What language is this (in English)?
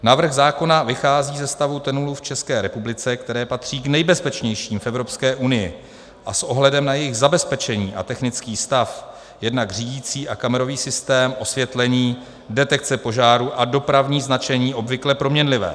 Czech